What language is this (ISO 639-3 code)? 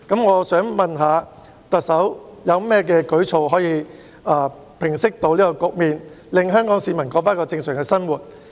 yue